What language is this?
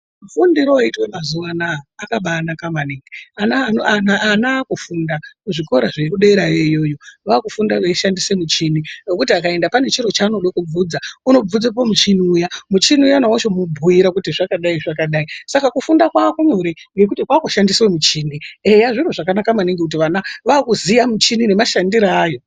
Ndau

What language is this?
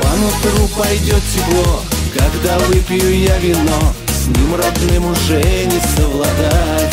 Russian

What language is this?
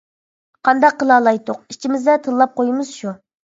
Uyghur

